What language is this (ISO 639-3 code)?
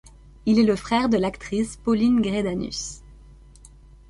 fra